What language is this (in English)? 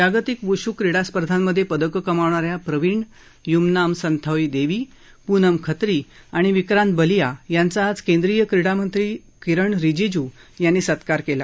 Marathi